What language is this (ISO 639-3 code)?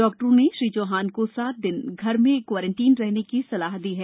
hin